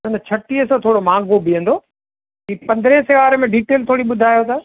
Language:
Sindhi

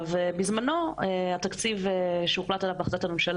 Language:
Hebrew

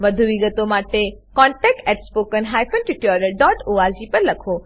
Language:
Gujarati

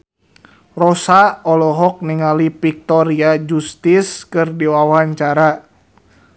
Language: Sundanese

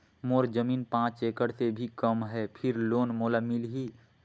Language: Chhattisgarhi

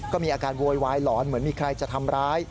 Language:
Thai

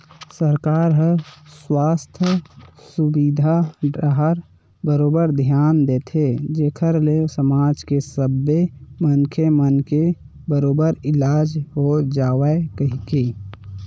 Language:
Chhattisgarhi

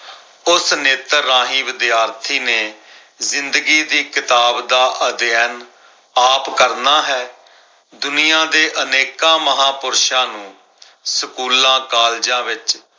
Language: Punjabi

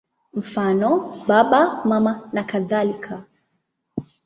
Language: Swahili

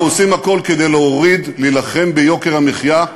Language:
Hebrew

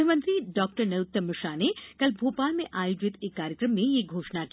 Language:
Hindi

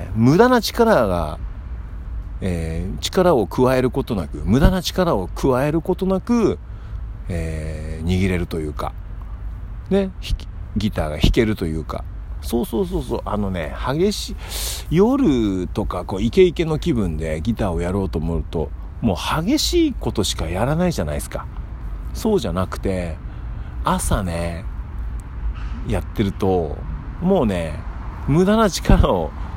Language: Japanese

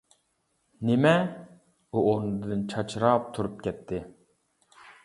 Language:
Uyghur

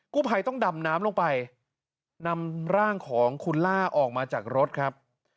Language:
Thai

